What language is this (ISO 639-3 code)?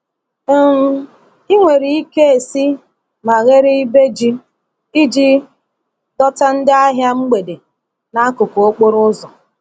ibo